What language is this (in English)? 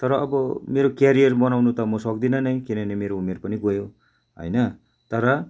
Nepali